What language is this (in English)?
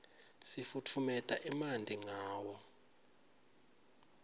Swati